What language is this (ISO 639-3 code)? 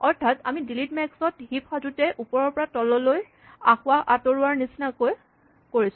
asm